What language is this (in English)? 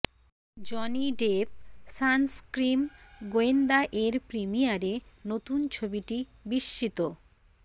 Bangla